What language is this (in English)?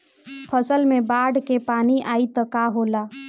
Bhojpuri